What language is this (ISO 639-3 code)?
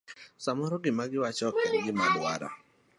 luo